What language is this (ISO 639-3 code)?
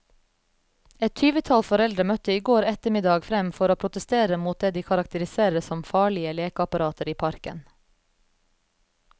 nor